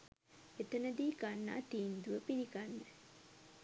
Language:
Sinhala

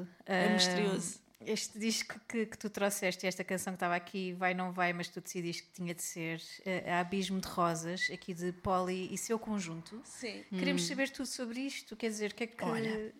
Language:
Portuguese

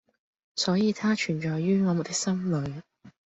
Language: Cantonese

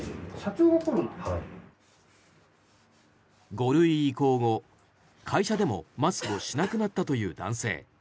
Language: Japanese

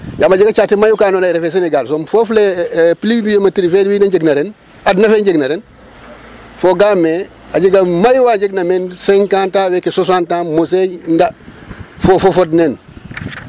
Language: Serer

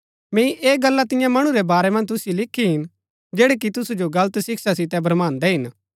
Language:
Gaddi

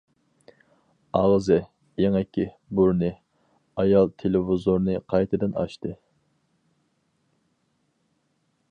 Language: Uyghur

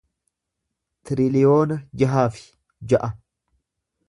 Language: Oromo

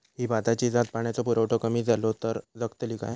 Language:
Marathi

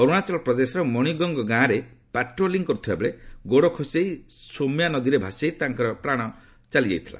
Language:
Odia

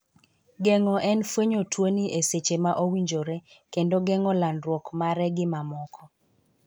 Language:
Luo (Kenya and Tanzania)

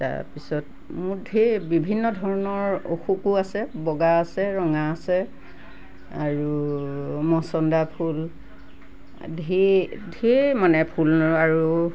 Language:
Assamese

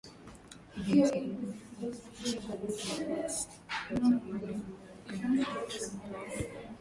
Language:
Swahili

